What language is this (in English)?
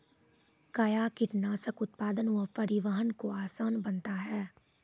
Maithili